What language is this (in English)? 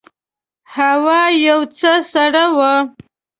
Pashto